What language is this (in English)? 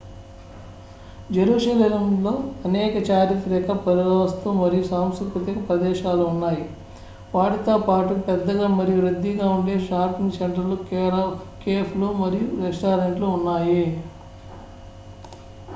Telugu